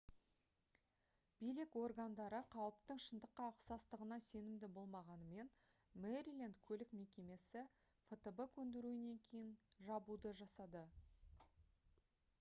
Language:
Kazakh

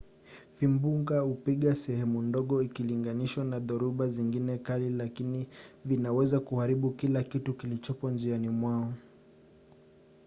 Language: Swahili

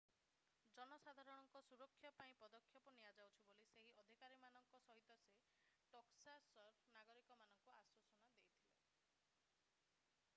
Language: Odia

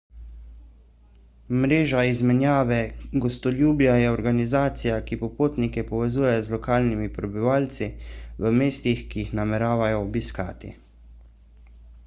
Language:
Slovenian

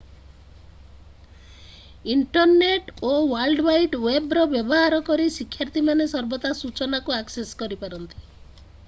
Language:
Odia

